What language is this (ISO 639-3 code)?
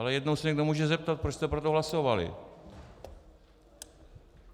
ces